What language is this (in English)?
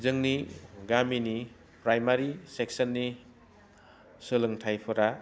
Bodo